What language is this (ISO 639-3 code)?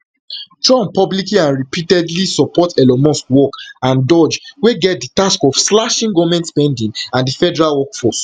pcm